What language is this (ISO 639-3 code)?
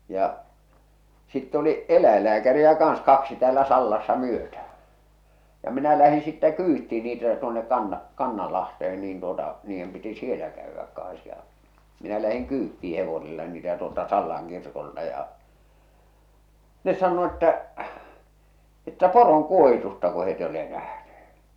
fin